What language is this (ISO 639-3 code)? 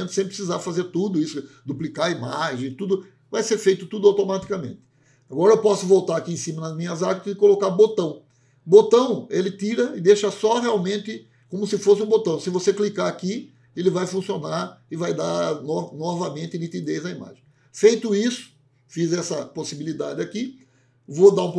por